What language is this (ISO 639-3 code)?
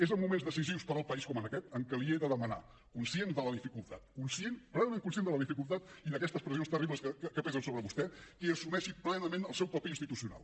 cat